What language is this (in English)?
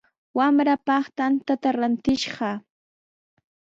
Sihuas Ancash Quechua